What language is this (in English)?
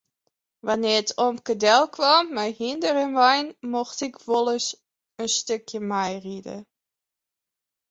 Western Frisian